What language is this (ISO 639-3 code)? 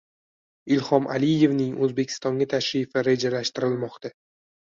uzb